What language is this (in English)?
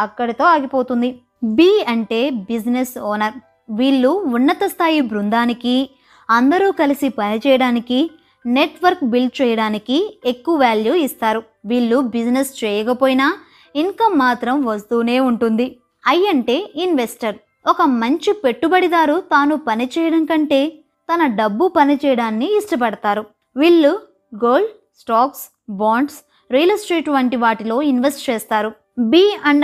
Telugu